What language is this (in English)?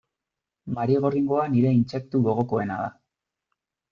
Basque